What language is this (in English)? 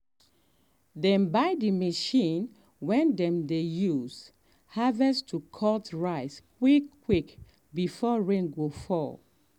Nigerian Pidgin